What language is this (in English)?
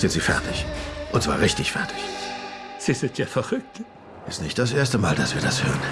German